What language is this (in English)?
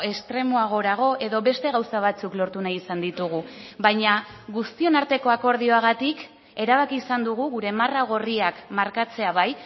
Basque